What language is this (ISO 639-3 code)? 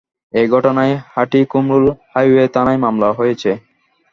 ben